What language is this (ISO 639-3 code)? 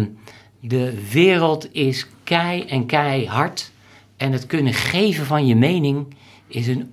nld